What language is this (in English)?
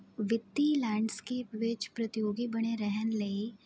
Punjabi